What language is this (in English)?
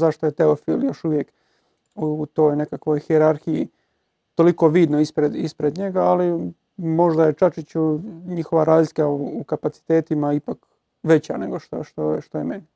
Croatian